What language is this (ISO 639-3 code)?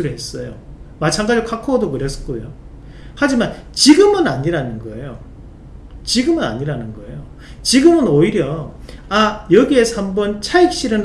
kor